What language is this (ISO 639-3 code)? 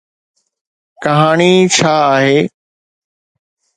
snd